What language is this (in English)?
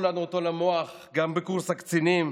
Hebrew